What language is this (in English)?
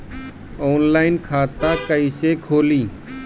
Bhojpuri